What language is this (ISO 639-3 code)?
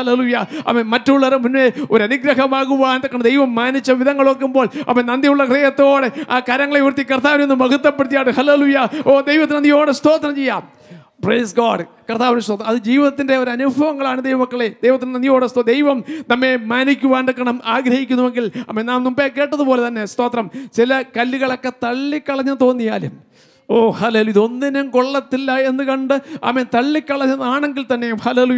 mal